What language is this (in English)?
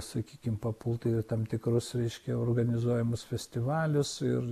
Lithuanian